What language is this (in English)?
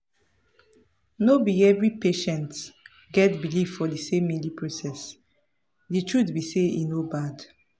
Nigerian Pidgin